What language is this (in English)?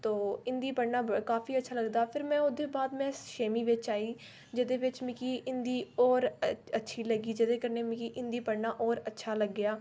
Dogri